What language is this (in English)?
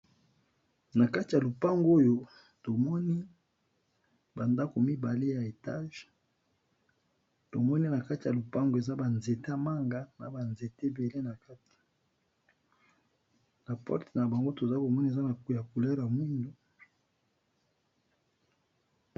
Lingala